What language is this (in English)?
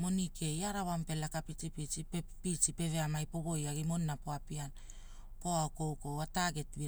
Hula